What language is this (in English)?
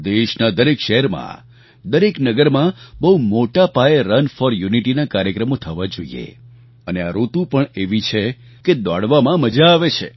Gujarati